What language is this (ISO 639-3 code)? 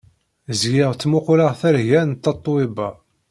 kab